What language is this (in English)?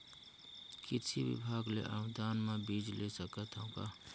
Chhattisgarhi